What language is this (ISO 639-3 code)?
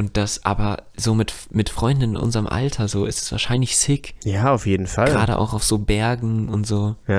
deu